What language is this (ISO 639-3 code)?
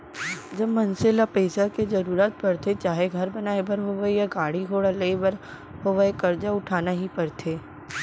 hne